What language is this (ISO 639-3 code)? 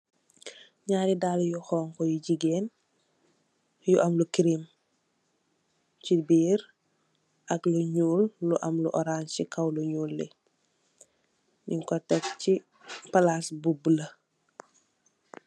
wol